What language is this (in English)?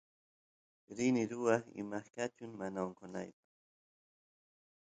Santiago del Estero Quichua